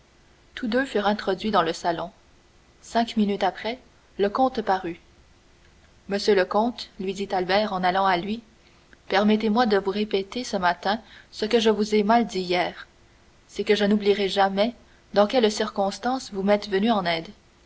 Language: French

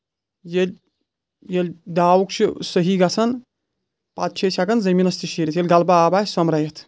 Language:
Kashmiri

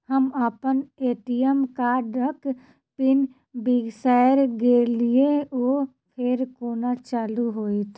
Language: Maithili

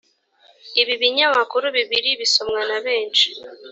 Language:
Kinyarwanda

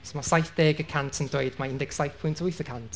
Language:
Welsh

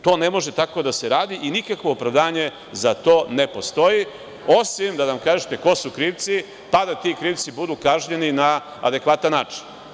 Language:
Serbian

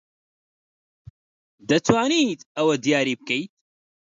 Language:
Central Kurdish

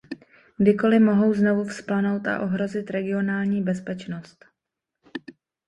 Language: Czech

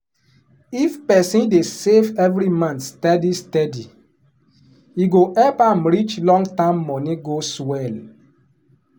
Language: Nigerian Pidgin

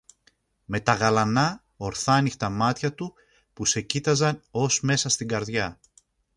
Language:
Greek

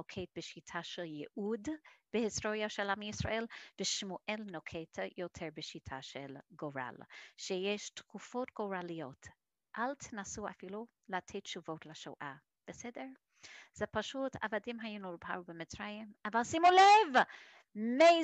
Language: Hebrew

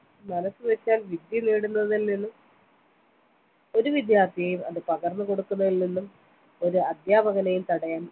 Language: Malayalam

